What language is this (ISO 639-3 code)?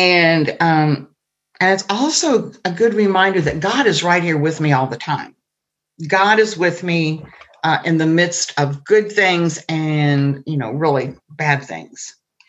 eng